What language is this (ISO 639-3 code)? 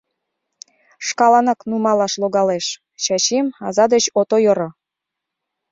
chm